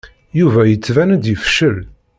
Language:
Kabyle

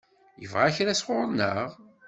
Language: Kabyle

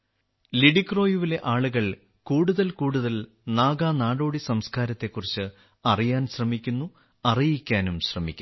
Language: Malayalam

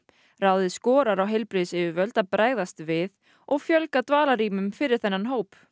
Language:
Icelandic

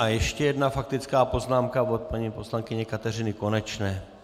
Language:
Czech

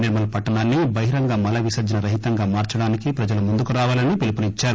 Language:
Telugu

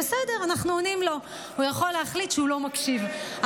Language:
Hebrew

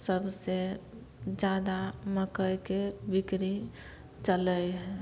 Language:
Maithili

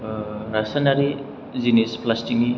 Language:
Bodo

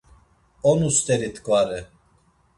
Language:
Laz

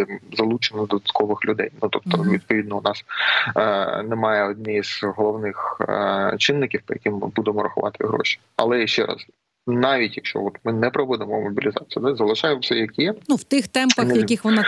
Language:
Ukrainian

